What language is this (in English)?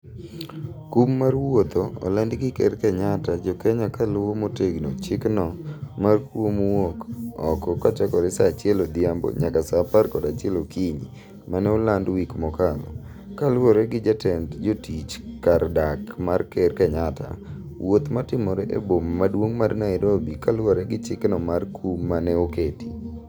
Luo (Kenya and Tanzania)